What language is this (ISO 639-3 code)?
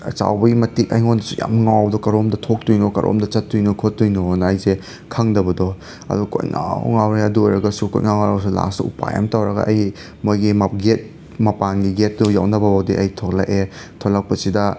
mni